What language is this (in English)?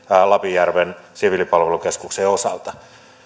Finnish